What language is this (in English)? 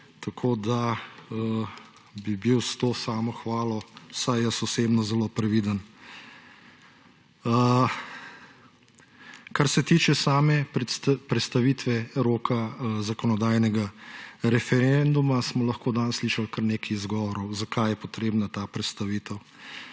Slovenian